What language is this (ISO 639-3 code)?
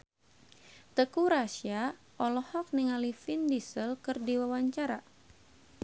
sun